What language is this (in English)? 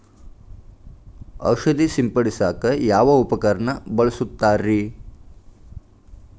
Kannada